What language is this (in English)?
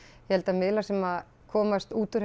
Icelandic